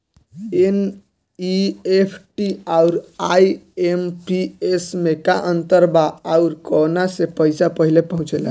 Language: Bhojpuri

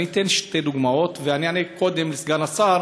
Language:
Hebrew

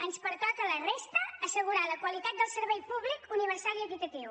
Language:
Catalan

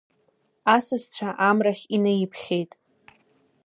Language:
Abkhazian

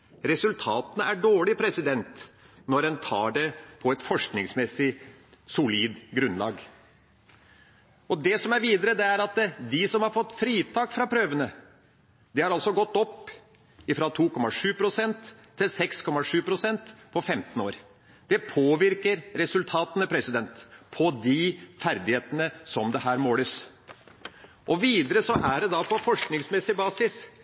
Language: Norwegian Bokmål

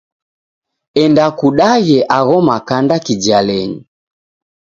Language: Taita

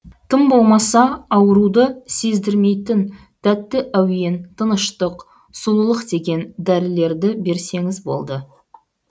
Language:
Kazakh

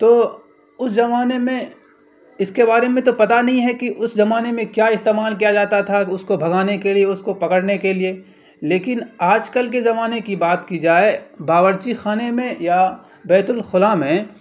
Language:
Urdu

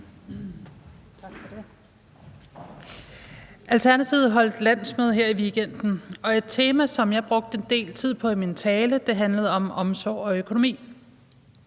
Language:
Danish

